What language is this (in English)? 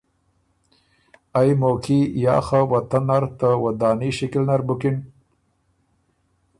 Ormuri